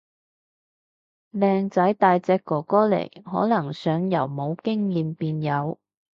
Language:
Cantonese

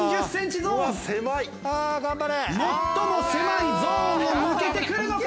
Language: Japanese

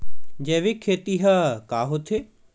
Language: Chhattisgarhi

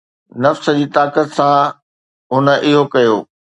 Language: Sindhi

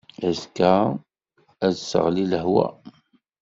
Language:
Kabyle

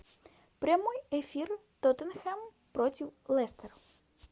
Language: Russian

